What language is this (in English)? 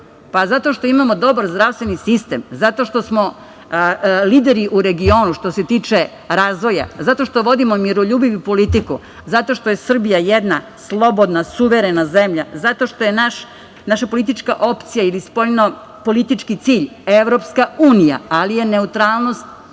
Serbian